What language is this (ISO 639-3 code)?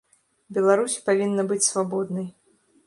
bel